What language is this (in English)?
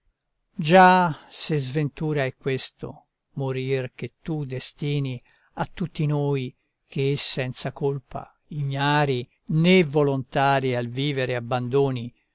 Italian